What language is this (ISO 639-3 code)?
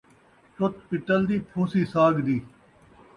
skr